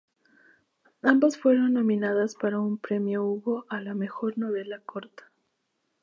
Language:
Spanish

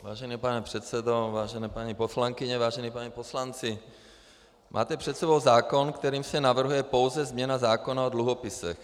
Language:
Czech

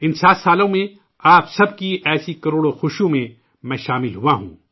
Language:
Urdu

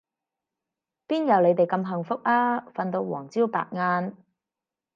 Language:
Cantonese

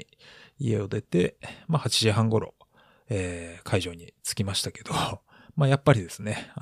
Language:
Japanese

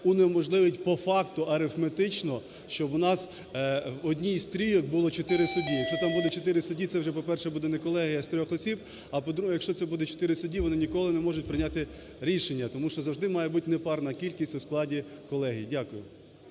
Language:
Ukrainian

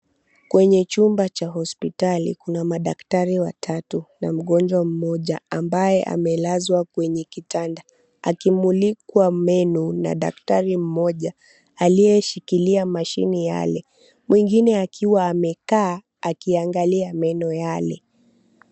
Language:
Swahili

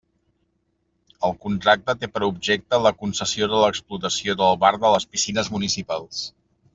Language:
Catalan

